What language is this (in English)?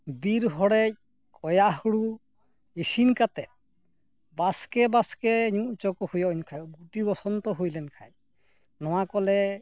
Santali